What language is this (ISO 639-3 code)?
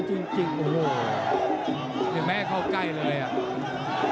tha